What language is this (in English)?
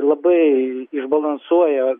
Lithuanian